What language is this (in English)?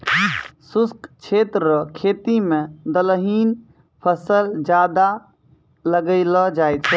Maithili